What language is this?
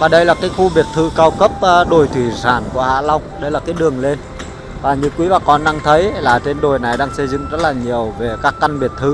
Vietnamese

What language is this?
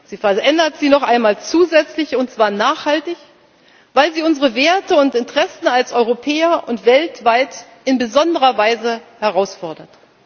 German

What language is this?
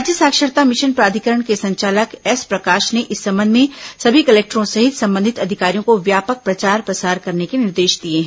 Hindi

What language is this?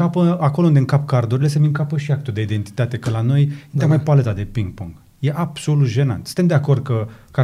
Romanian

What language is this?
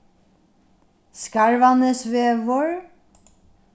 Faroese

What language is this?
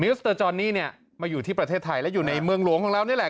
Thai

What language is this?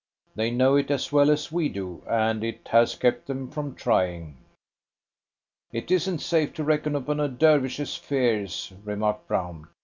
English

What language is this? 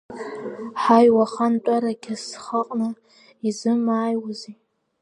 Abkhazian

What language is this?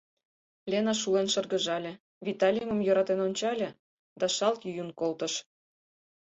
Mari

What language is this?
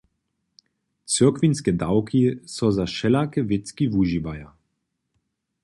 Upper Sorbian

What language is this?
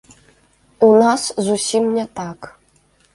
Belarusian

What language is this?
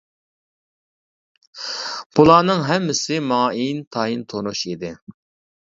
Uyghur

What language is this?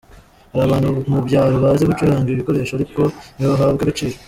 Kinyarwanda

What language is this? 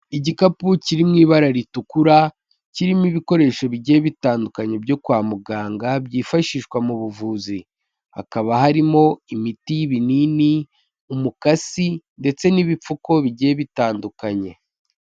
Kinyarwanda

